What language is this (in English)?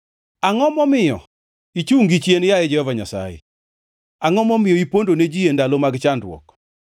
Luo (Kenya and Tanzania)